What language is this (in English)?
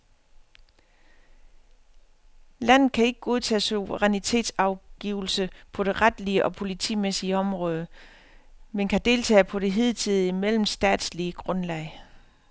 Danish